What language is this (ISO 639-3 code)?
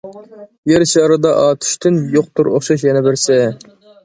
uig